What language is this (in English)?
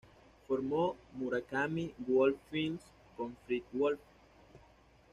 Spanish